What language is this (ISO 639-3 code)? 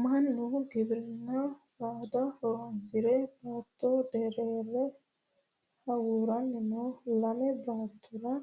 sid